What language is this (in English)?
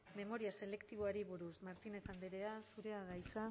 Basque